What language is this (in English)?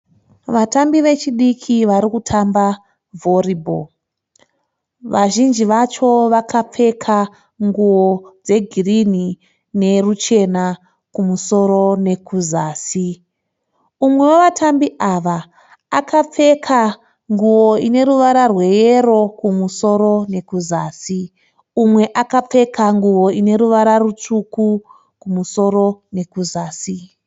Shona